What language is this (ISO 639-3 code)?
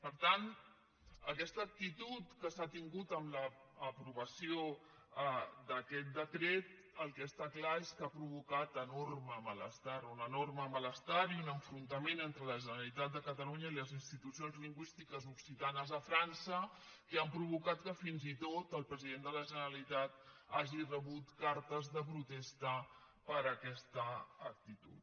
cat